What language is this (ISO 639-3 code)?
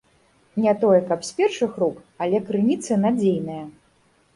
bel